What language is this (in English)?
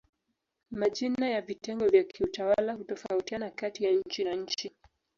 Swahili